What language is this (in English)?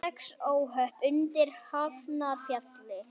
Icelandic